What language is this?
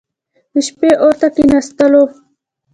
Pashto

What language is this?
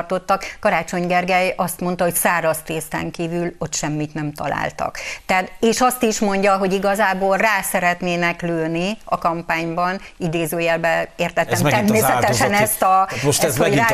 Hungarian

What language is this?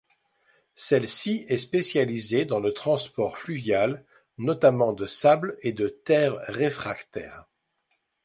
French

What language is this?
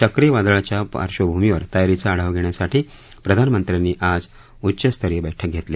Marathi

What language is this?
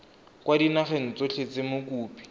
Tswana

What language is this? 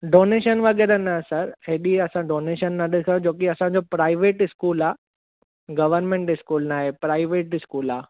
Sindhi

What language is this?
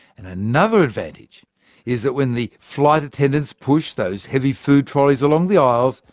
English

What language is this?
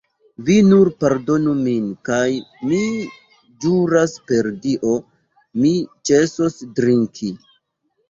Esperanto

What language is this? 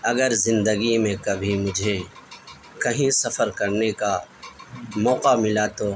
Urdu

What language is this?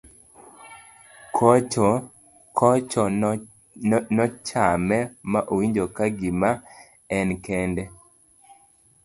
Luo (Kenya and Tanzania)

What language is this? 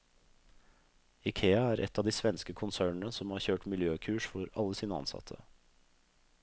Norwegian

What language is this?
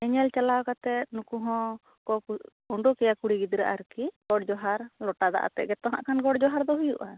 Santali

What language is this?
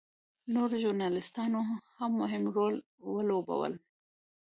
Pashto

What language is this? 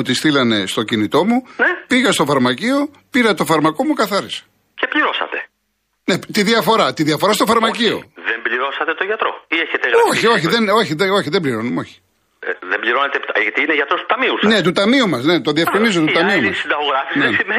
Greek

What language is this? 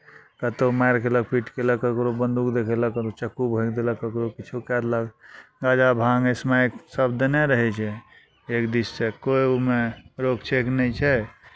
Maithili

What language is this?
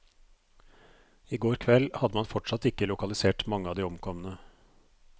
Norwegian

